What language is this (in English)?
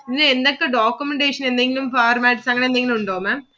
Malayalam